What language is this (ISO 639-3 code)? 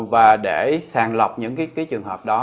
vie